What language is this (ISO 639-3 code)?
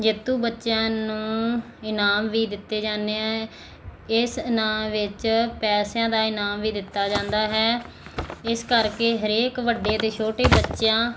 pan